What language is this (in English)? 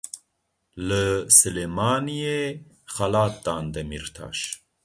Kurdish